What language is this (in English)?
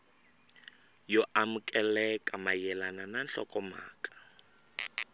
Tsonga